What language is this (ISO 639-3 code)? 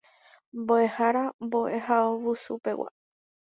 grn